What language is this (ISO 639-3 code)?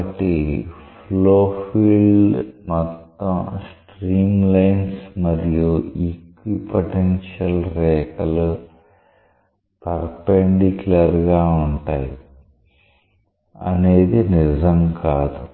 tel